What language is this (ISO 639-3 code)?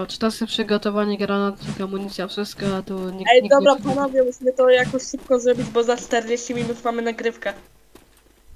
pol